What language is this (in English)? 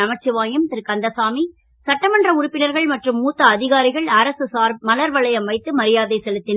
Tamil